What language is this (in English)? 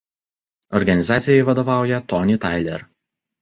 Lithuanian